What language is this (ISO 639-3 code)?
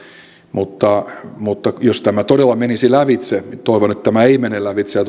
fin